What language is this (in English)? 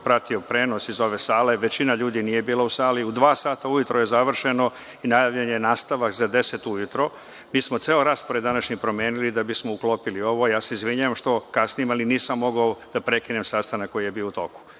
Serbian